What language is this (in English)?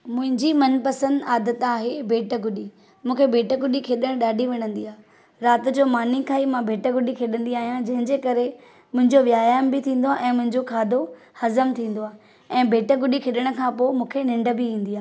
Sindhi